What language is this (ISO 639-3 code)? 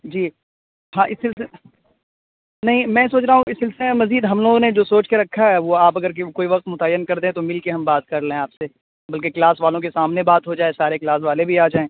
urd